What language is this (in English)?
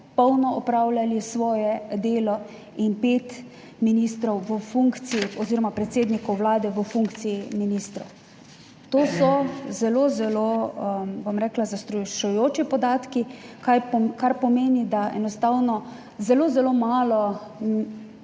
Slovenian